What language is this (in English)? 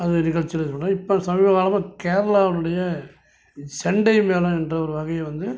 Tamil